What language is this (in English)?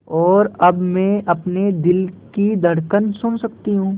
Hindi